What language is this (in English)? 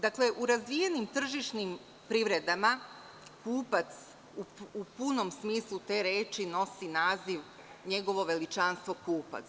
Serbian